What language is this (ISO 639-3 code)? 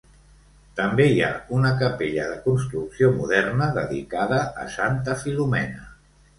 cat